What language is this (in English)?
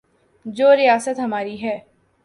Urdu